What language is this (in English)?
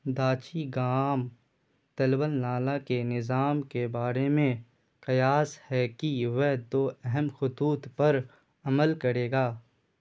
Urdu